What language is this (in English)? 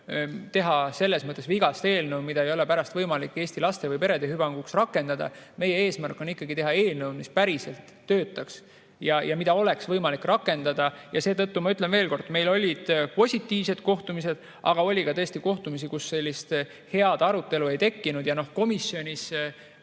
Estonian